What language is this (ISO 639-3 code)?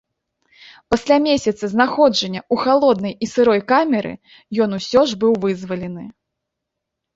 bel